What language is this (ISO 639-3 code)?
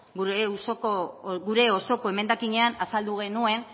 eus